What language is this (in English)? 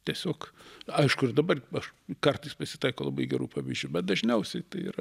Lithuanian